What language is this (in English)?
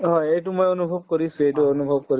Assamese